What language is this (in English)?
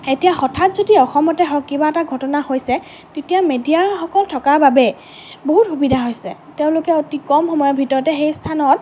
Assamese